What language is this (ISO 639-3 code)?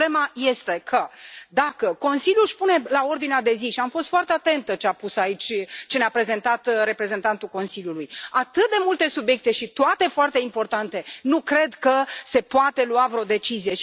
ron